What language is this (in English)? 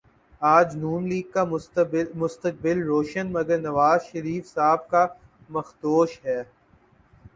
Urdu